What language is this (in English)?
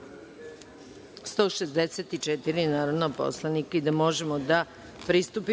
Serbian